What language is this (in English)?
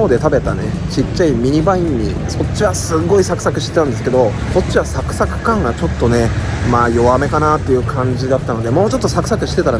Japanese